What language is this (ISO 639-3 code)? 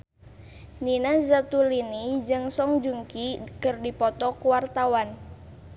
sun